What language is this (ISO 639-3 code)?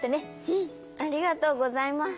jpn